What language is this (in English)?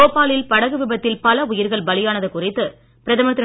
Tamil